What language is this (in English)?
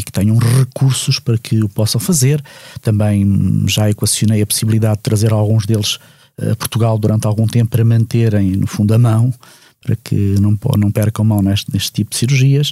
Portuguese